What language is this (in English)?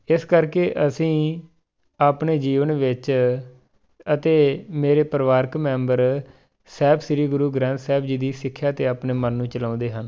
Punjabi